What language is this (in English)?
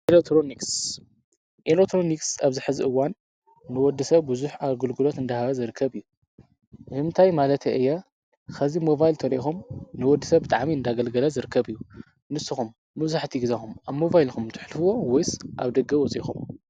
Tigrinya